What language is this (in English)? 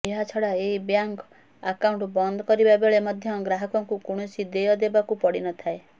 Odia